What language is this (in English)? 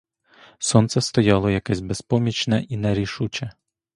Ukrainian